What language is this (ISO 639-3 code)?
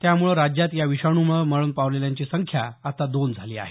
mar